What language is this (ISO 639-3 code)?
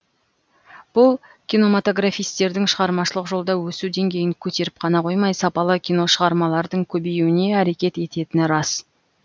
kaz